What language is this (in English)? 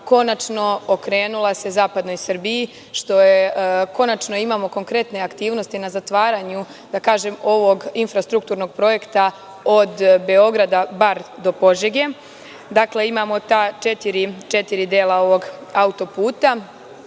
Serbian